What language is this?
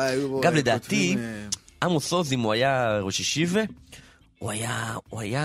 Hebrew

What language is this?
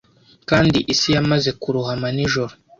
Kinyarwanda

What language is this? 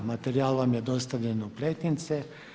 Croatian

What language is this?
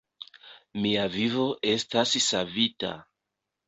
Esperanto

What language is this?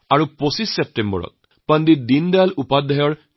Assamese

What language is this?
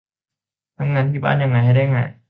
Thai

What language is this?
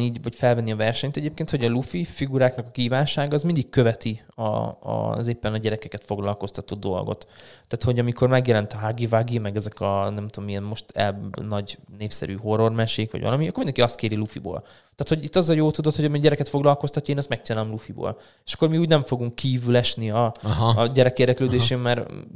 Hungarian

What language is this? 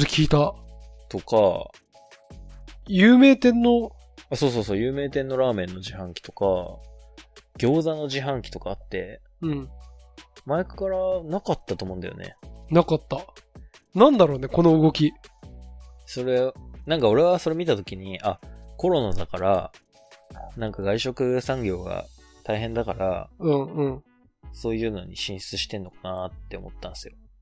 Japanese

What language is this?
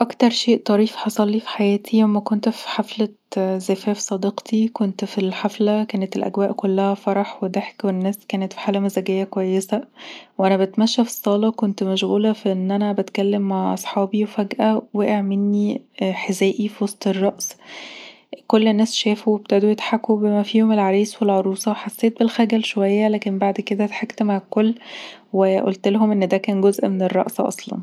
Egyptian Arabic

